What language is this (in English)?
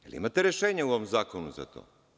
Serbian